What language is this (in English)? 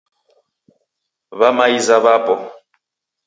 Taita